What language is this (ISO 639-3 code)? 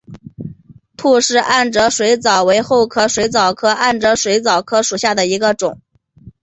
zho